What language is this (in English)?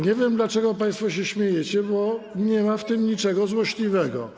Polish